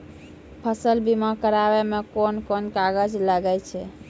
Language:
Maithili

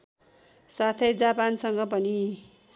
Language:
Nepali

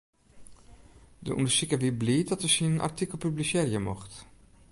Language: Western Frisian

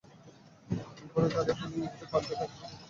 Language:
Bangla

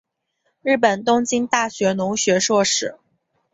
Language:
Chinese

